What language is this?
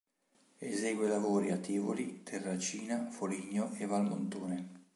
Italian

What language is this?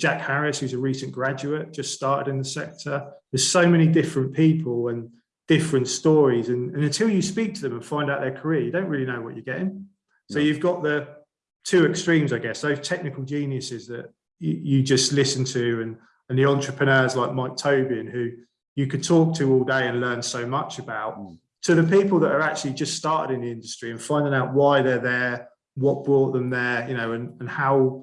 English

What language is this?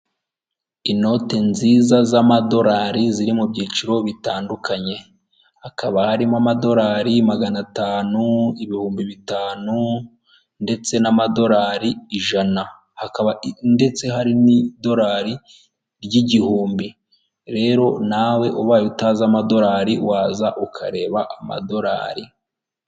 Kinyarwanda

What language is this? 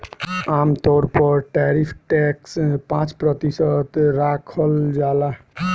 Bhojpuri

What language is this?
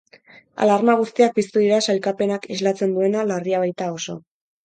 Basque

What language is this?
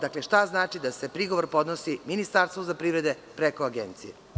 Serbian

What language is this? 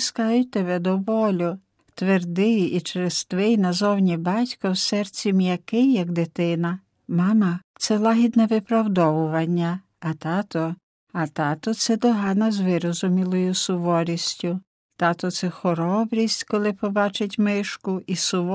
Ukrainian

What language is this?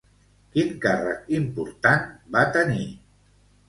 Catalan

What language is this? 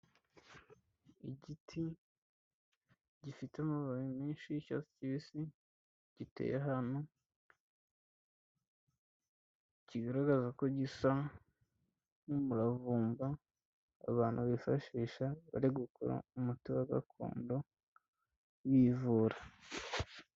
Kinyarwanda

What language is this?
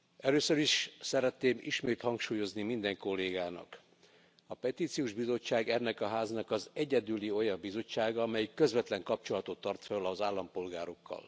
Hungarian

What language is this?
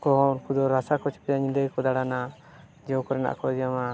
Santali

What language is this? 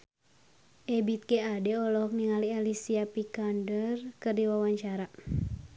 Sundanese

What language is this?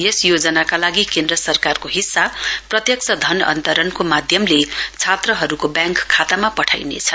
Nepali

